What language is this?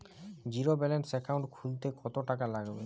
Bangla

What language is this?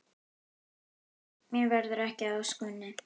Icelandic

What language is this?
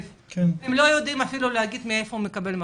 Hebrew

